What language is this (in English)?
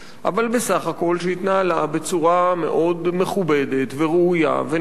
Hebrew